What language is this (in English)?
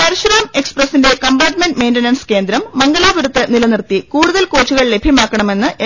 Malayalam